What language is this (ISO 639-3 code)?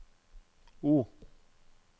nor